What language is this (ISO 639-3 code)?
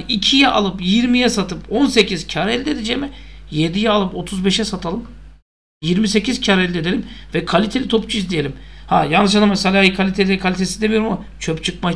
tur